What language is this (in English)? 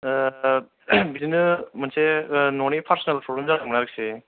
Bodo